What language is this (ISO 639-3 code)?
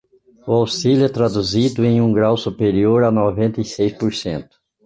por